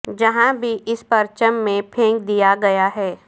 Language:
Urdu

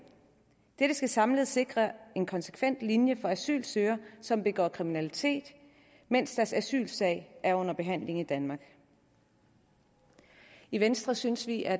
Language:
Danish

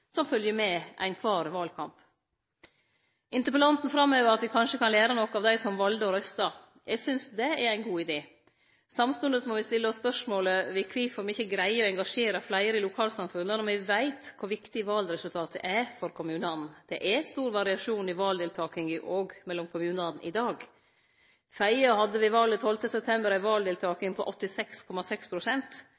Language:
Norwegian Nynorsk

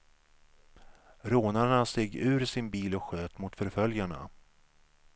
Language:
Swedish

